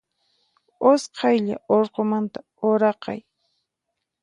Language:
Puno Quechua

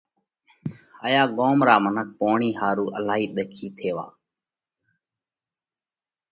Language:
Parkari Koli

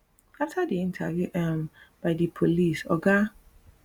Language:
Nigerian Pidgin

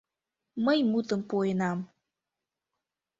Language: Mari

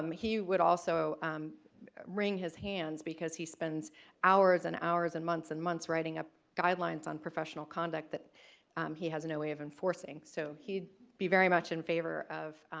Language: English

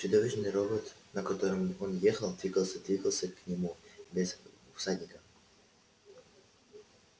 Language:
Russian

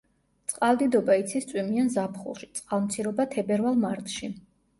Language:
Georgian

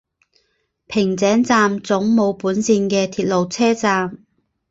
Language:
Chinese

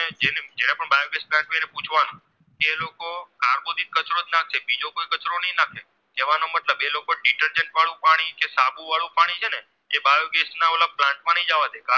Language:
Gujarati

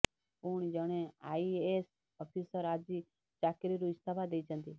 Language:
Odia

